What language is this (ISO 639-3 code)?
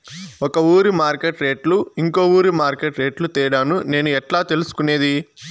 tel